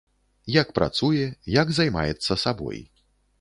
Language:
Belarusian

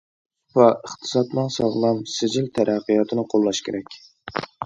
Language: Uyghur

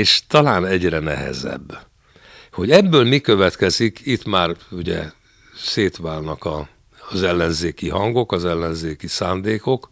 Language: Hungarian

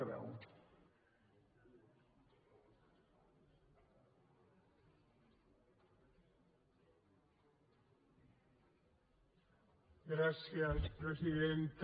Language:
Catalan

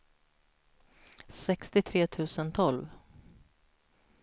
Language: Swedish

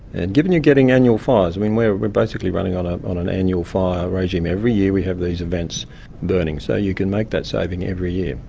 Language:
English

